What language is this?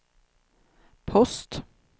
Swedish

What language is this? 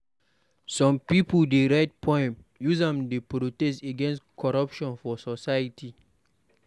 Nigerian Pidgin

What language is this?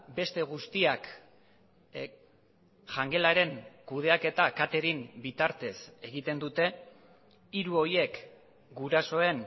Basque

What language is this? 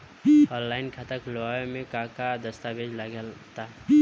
Bhojpuri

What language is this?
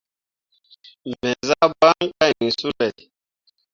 Mundang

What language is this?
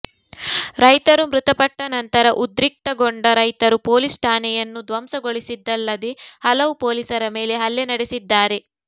Kannada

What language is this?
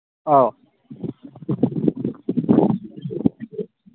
Manipuri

